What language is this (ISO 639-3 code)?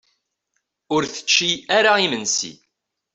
kab